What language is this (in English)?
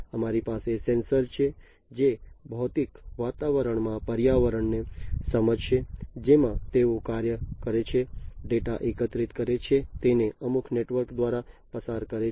Gujarati